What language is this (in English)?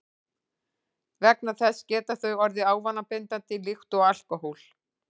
Icelandic